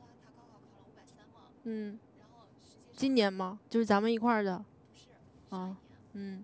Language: Chinese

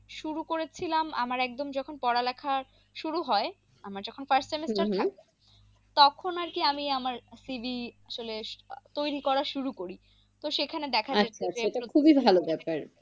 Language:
Bangla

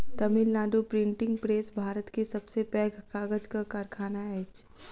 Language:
Maithili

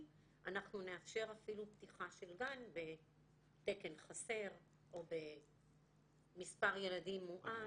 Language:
Hebrew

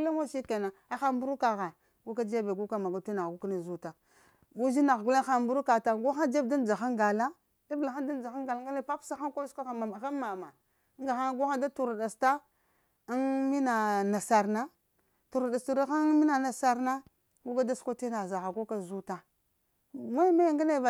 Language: Lamang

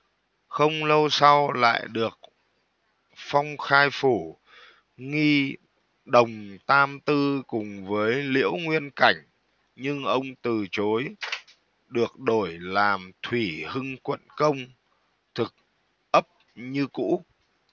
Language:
Vietnamese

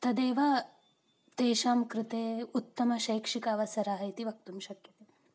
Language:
Sanskrit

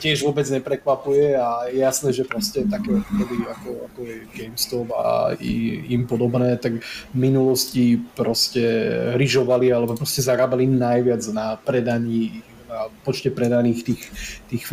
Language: Slovak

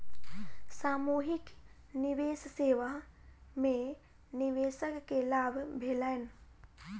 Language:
Maithili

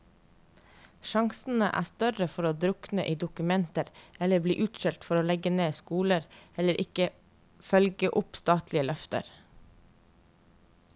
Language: Norwegian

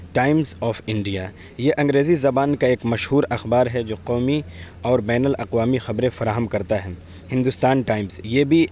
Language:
Urdu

